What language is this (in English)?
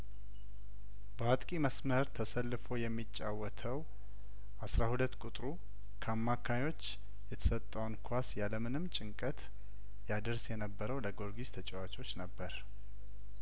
Amharic